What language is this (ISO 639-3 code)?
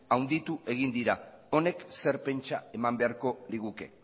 eus